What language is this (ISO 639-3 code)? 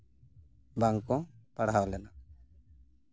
sat